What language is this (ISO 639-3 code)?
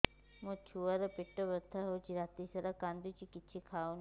ori